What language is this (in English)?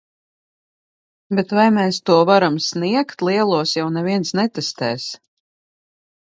Latvian